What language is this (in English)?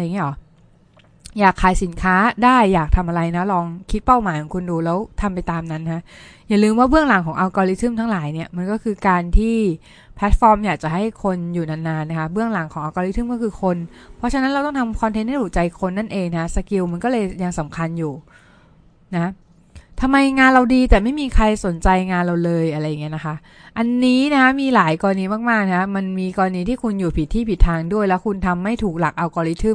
Thai